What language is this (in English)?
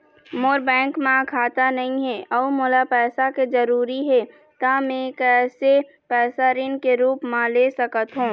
Chhattisgarhi